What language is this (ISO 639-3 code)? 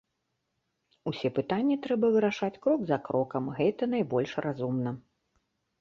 bel